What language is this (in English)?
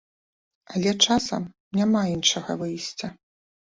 Belarusian